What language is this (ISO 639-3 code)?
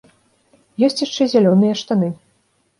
bel